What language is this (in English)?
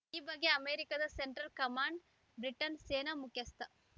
Kannada